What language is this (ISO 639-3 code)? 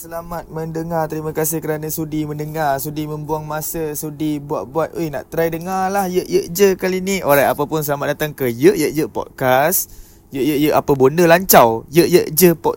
msa